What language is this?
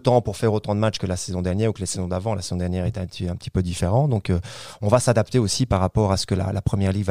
French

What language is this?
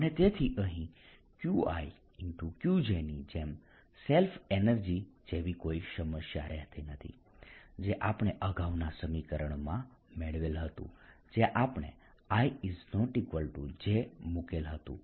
Gujarati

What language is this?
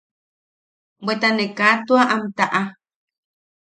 Yaqui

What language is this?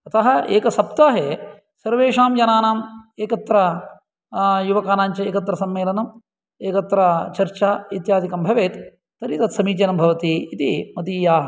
Sanskrit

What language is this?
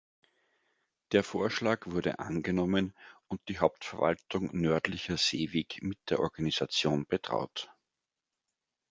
German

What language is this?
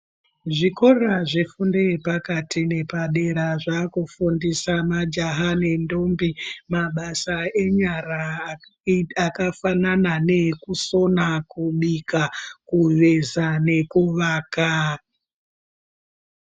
Ndau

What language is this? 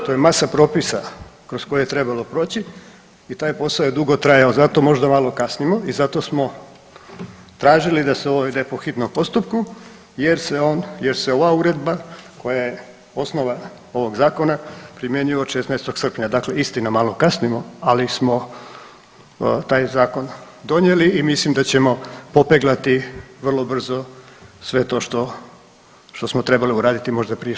Croatian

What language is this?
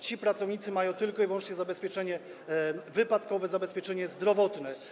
Polish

